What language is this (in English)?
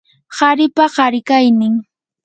Yanahuanca Pasco Quechua